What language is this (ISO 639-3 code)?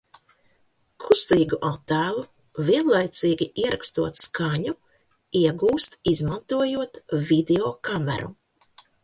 lav